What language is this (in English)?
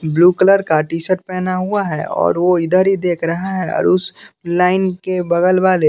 Hindi